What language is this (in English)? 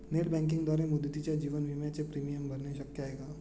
Marathi